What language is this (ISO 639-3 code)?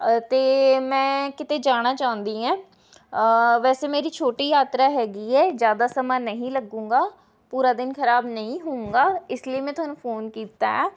pan